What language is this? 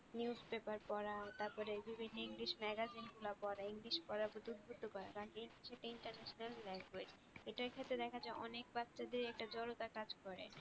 Bangla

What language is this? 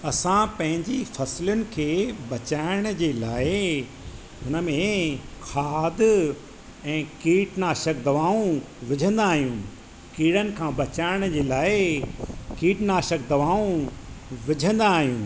Sindhi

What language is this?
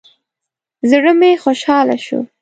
Pashto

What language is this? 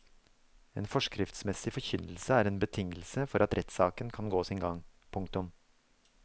Norwegian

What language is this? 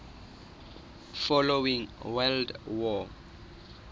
Southern Sotho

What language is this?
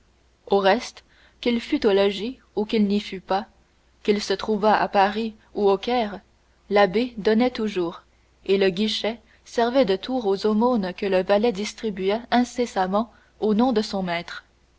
French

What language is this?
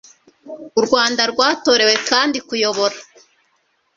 Kinyarwanda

